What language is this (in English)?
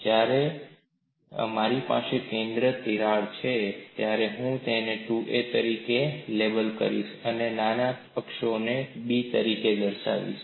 Gujarati